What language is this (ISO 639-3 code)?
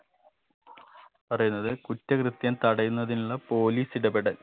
mal